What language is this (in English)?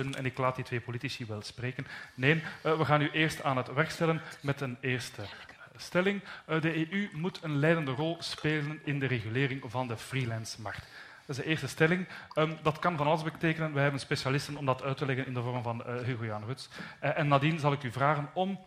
Dutch